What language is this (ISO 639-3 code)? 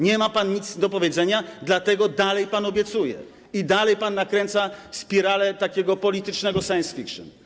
pol